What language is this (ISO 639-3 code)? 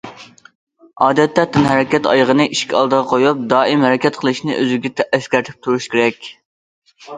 uig